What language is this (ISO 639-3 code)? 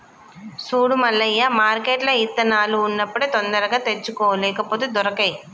tel